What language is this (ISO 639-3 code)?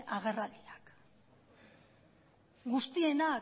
eus